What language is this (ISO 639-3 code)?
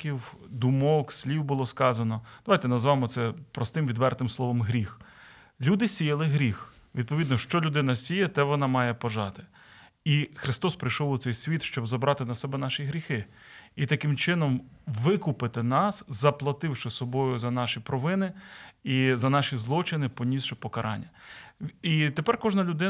ukr